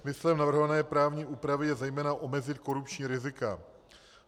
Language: Czech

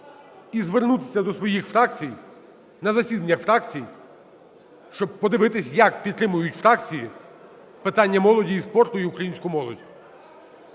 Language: Ukrainian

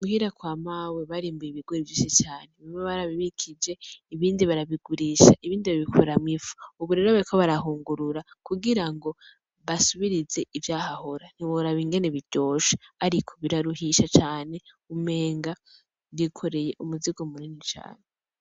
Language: Rundi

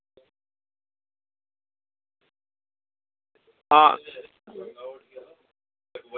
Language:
Dogri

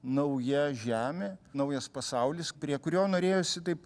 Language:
Lithuanian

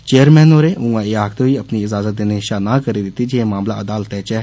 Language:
Dogri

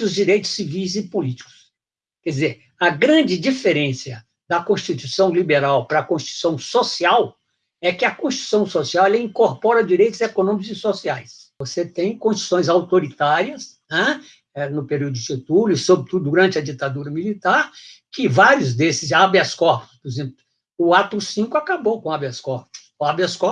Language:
Portuguese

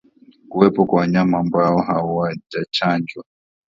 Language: Swahili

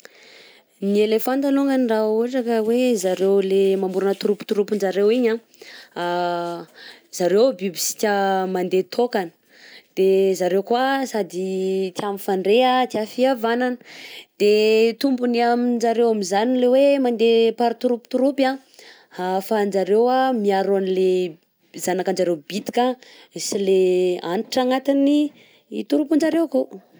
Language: Southern Betsimisaraka Malagasy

